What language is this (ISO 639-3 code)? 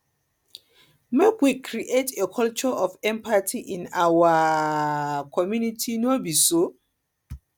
pcm